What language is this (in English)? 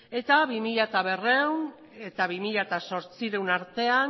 Basque